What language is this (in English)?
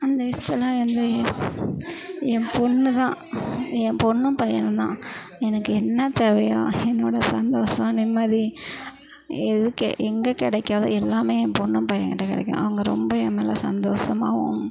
Tamil